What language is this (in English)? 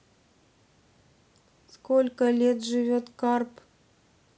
Russian